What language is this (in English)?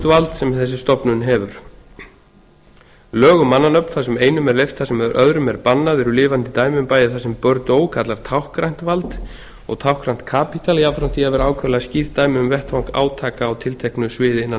Icelandic